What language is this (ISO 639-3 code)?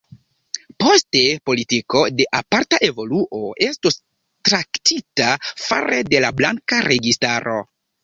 epo